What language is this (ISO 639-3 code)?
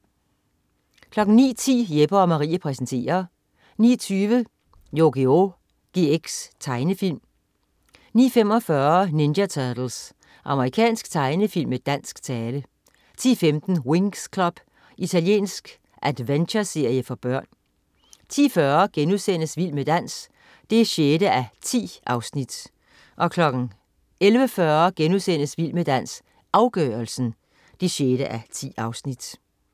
dan